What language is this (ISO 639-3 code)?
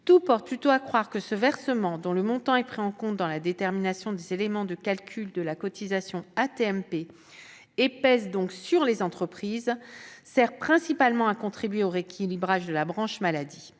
fra